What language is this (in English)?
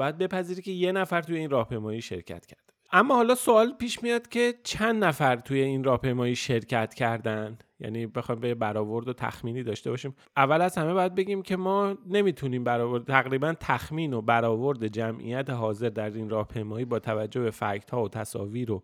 Persian